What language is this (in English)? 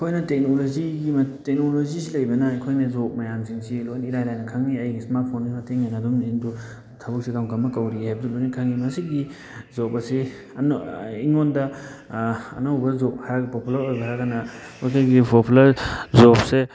Manipuri